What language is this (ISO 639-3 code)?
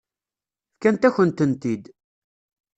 kab